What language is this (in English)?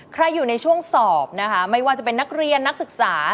Thai